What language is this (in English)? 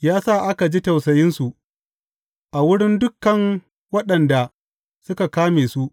Hausa